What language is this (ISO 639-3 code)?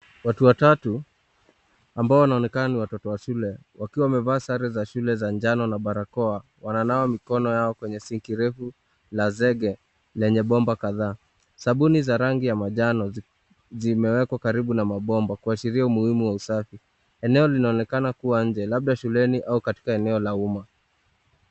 swa